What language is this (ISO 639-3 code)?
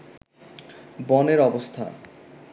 ben